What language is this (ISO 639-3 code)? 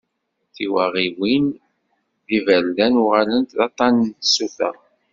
kab